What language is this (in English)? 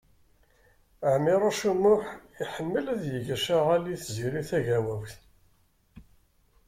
Kabyle